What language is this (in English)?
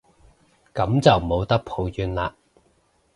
Cantonese